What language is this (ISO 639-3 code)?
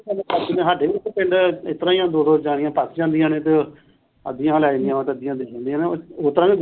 pan